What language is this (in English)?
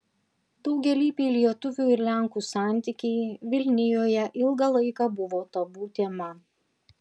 Lithuanian